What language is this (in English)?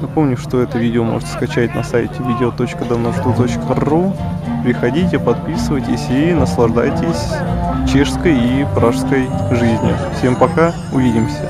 Russian